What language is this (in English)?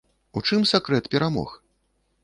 Belarusian